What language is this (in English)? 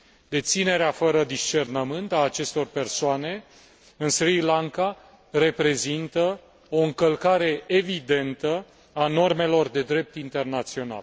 Romanian